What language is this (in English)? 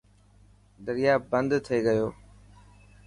Dhatki